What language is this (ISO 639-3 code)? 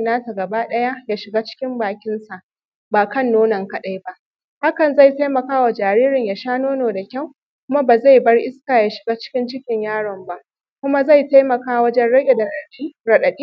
hau